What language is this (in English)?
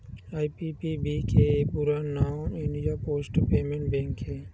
Chhattisgarhi